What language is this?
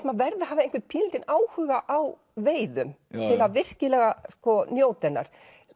Icelandic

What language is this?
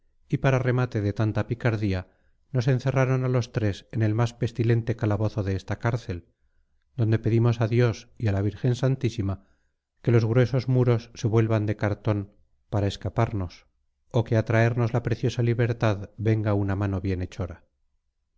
Spanish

